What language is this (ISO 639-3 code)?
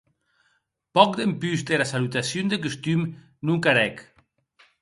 oci